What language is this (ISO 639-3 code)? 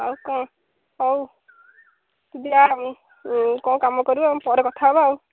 ori